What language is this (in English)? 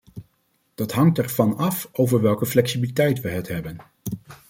Dutch